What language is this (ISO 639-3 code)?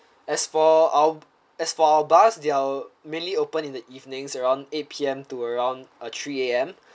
eng